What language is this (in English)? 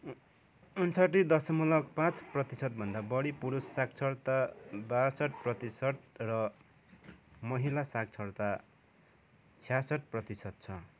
Nepali